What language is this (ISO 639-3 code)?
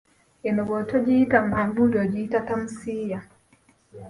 lug